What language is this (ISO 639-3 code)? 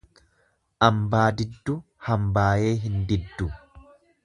orm